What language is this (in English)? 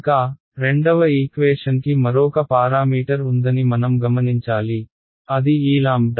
Telugu